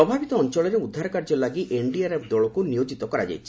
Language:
Odia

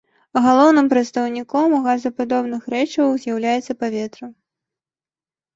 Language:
Belarusian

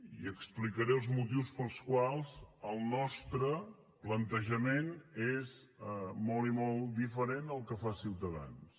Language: Catalan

